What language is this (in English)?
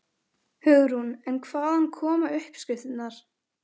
Icelandic